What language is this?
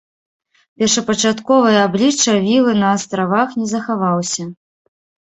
Belarusian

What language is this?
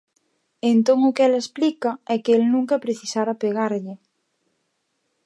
Galician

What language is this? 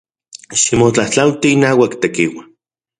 Central Puebla Nahuatl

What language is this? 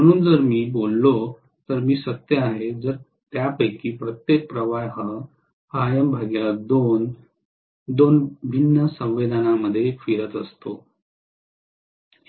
Marathi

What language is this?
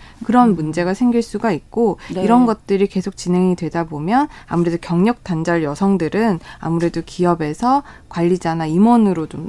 Korean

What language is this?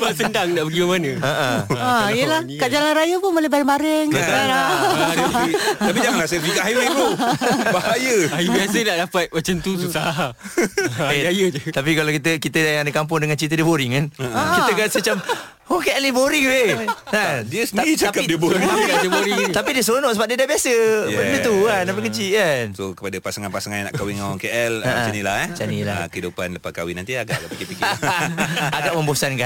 Malay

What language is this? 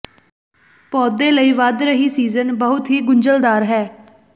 Punjabi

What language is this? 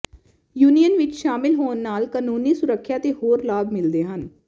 Punjabi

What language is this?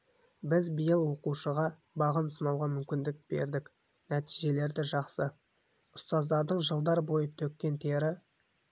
Kazakh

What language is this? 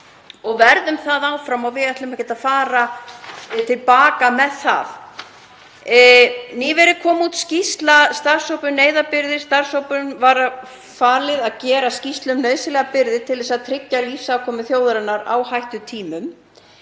Icelandic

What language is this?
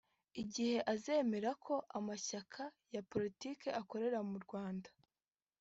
Kinyarwanda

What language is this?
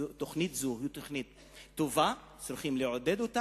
Hebrew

